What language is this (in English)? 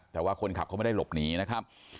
Thai